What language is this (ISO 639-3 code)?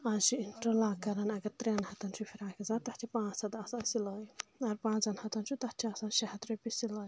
kas